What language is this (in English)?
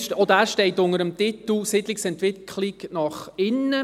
Swiss German